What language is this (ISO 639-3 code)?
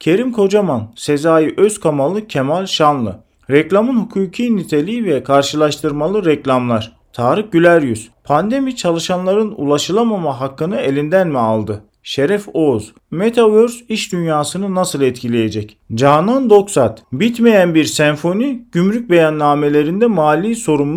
tur